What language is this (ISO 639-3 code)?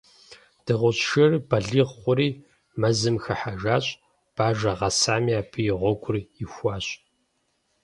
kbd